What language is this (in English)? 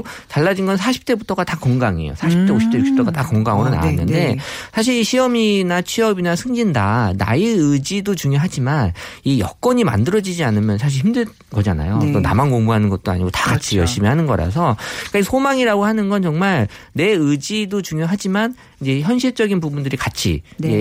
Korean